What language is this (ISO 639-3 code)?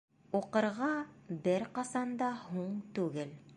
bak